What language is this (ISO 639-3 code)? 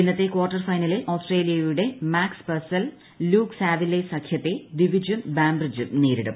mal